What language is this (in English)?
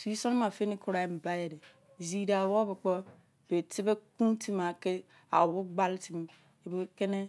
Izon